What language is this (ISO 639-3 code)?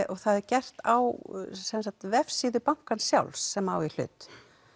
isl